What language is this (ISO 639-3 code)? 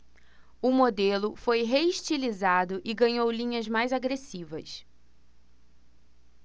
por